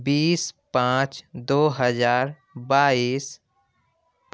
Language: Urdu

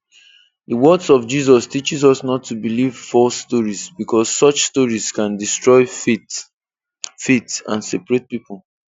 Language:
Igbo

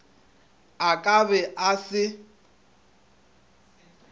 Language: Northern Sotho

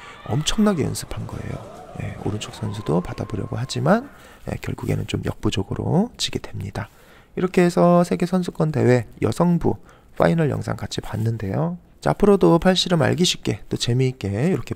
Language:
Korean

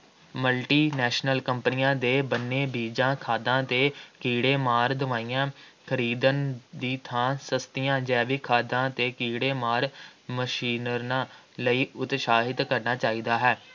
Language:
Punjabi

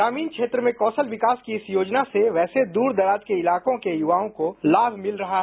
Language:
Hindi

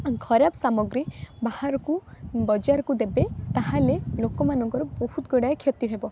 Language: Odia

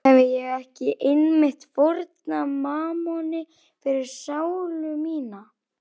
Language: Icelandic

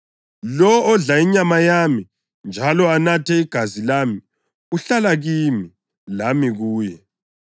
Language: North Ndebele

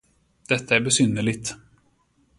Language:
Swedish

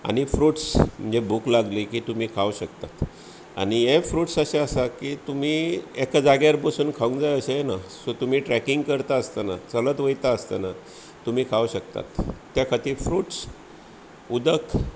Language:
Konkani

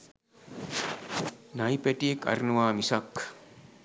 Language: Sinhala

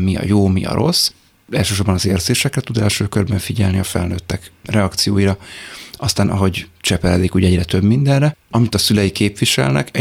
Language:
Hungarian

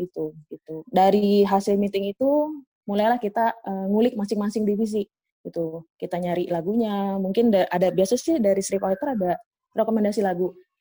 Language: Indonesian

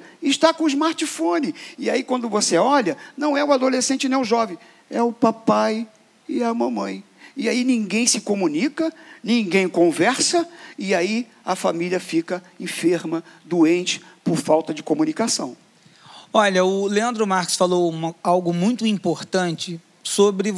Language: Portuguese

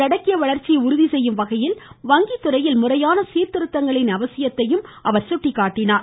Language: Tamil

